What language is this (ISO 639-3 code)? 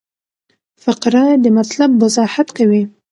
pus